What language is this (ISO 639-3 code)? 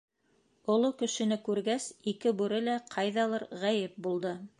bak